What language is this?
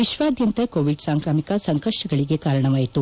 Kannada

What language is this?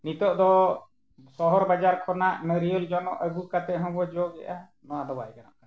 Santali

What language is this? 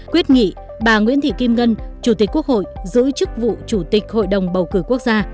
Vietnamese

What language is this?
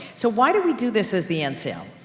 English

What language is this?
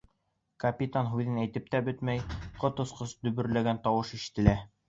Bashkir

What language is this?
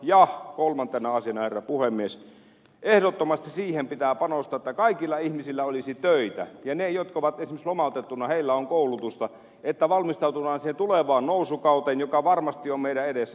Finnish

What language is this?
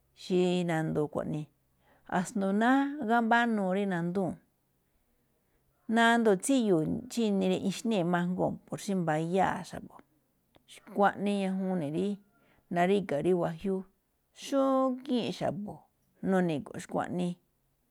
Malinaltepec Me'phaa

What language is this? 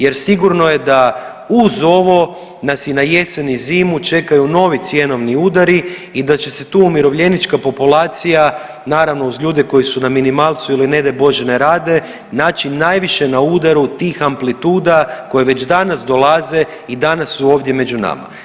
Croatian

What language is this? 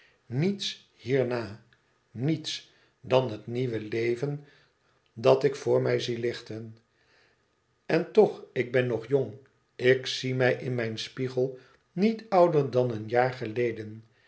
Dutch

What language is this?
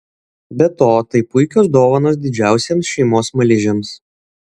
Lithuanian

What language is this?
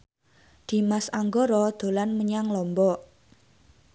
Javanese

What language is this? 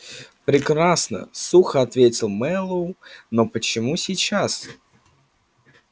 Russian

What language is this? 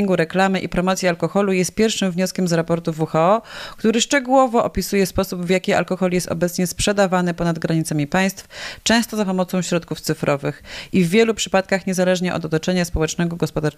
Polish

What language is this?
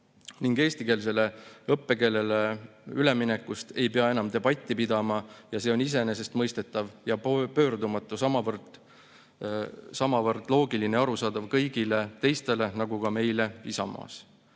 Estonian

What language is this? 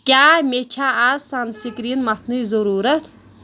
Kashmiri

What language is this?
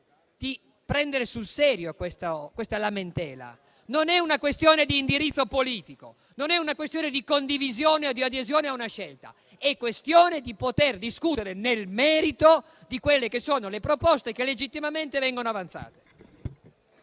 Italian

